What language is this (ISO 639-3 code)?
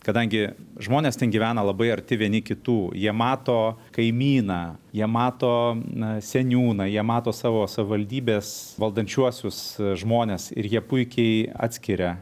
lit